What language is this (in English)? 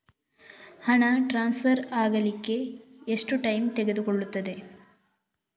Kannada